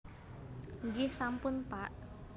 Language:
Javanese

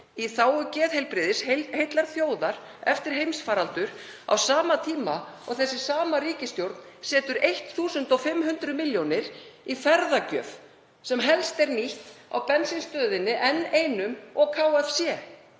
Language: Icelandic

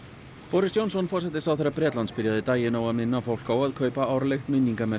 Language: Icelandic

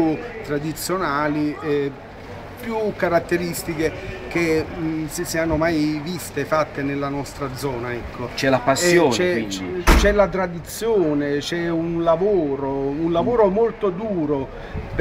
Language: Italian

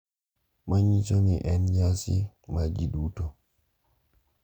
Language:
Luo (Kenya and Tanzania)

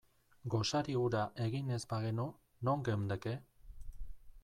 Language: Basque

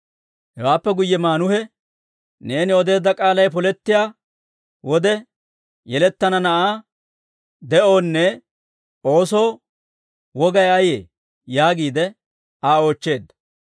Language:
Dawro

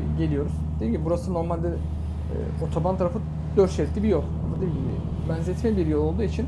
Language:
Turkish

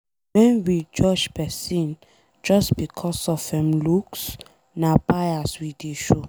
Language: Nigerian Pidgin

